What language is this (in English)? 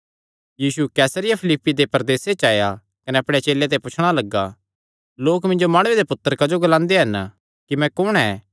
Kangri